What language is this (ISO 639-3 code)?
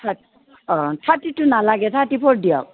asm